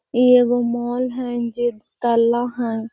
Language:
Magahi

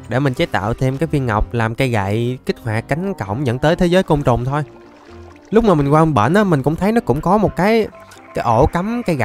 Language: Vietnamese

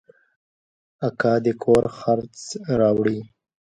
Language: Pashto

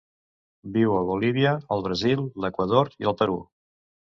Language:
Catalan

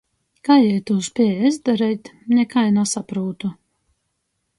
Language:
Latgalian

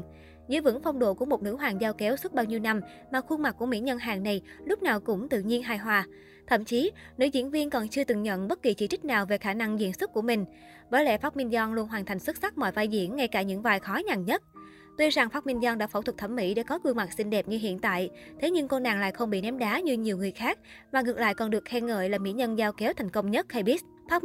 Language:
Vietnamese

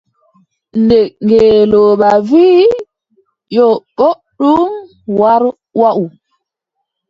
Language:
Adamawa Fulfulde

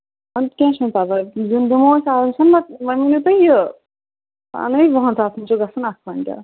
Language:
Kashmiri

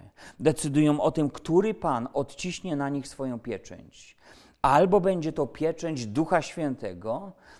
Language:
Polish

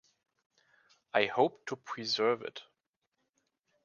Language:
English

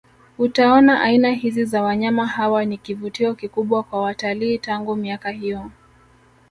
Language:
Swahili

